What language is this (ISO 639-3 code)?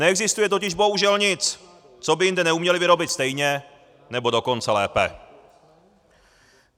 ces